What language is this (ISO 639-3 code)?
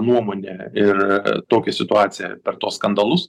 lit